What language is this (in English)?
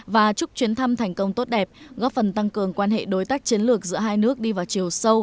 Vietnamese